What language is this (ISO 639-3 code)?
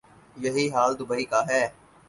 urd